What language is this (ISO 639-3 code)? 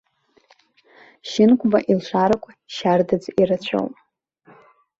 abk